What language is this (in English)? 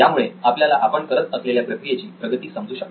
Marathi